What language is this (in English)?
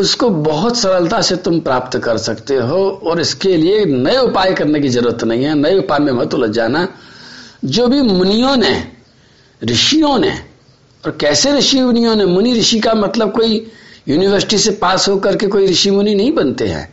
Hindi